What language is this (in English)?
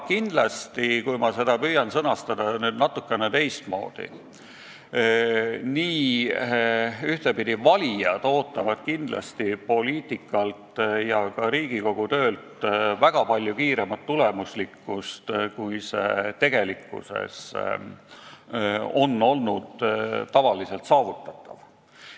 Estonian